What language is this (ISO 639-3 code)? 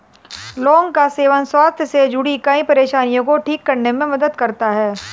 hin